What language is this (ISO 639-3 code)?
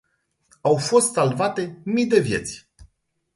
ron